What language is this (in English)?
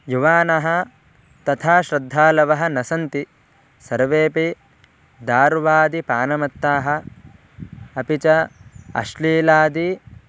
Sanskrit